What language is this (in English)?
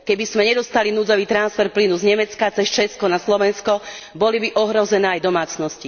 Slovak